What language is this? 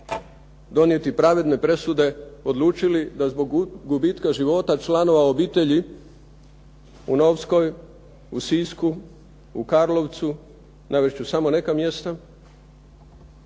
Croatian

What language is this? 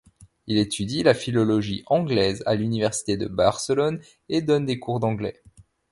French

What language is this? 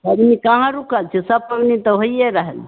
Maithili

